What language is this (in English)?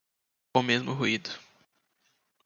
Portuguese